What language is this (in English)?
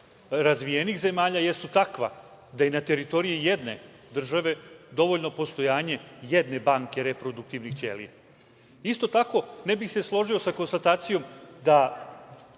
Serbian